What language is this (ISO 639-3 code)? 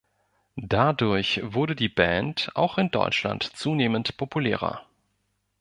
deu